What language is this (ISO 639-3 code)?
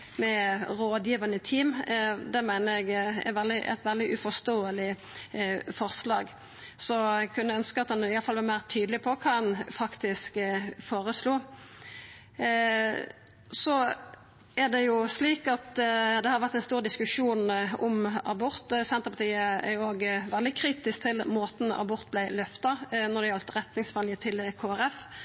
nno